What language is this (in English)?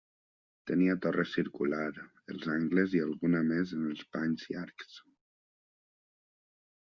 Catalan